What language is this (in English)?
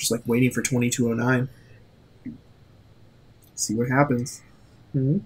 English